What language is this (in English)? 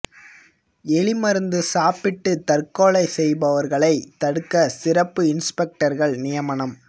Tamil